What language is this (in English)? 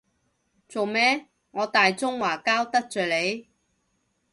Cantonese